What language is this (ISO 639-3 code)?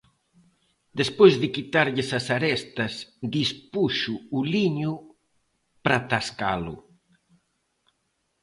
glg